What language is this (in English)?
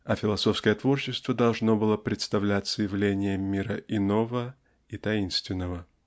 Russian